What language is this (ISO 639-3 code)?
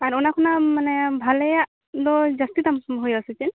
sat